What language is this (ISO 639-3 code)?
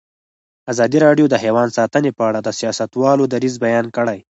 pus